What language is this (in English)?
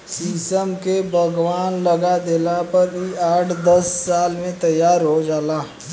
Bhojpuri